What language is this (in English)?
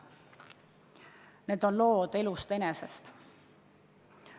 Estonian